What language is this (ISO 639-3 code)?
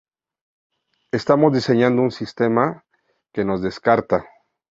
spa